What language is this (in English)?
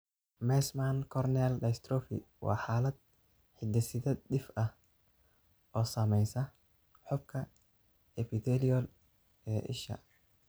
Somali